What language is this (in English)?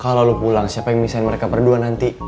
Indonesian